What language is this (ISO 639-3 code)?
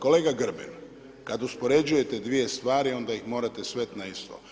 hrv